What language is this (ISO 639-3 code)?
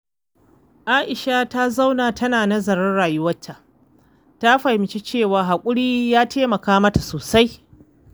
hau